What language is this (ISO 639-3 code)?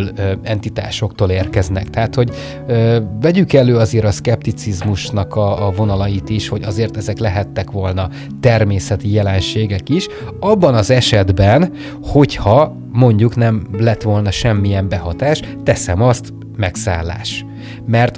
hun